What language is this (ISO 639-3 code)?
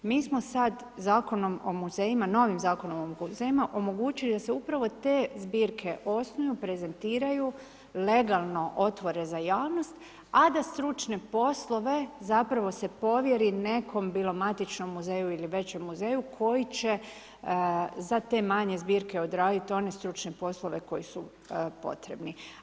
hrv